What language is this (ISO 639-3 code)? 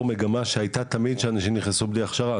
heb